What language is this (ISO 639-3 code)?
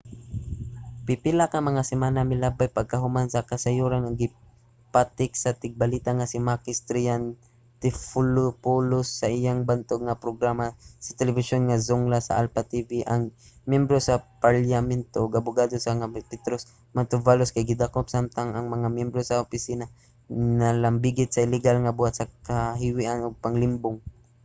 ceb